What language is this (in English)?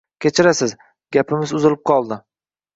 Uzbek